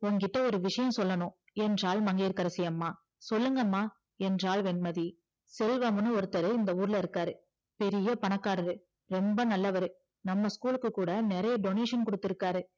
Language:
Tamil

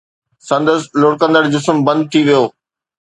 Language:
Sindhi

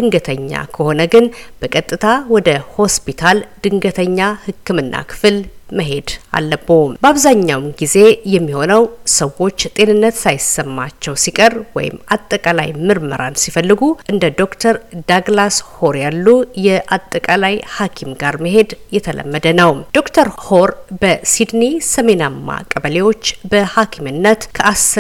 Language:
Amharic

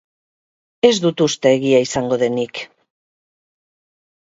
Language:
Basque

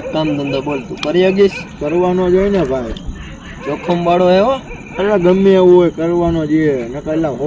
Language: Gujarati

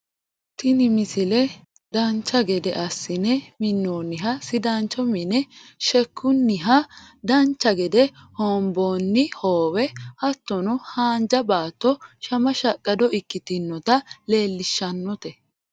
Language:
Sidamo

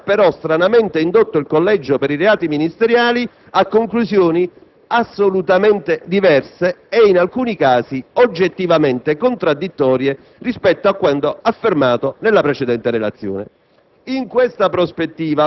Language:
Italian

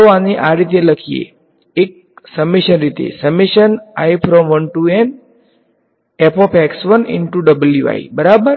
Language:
Gujarati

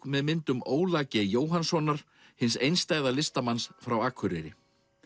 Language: Icelandic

